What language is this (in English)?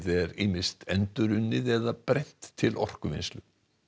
Icelandic